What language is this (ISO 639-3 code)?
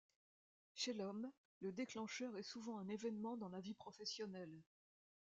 fra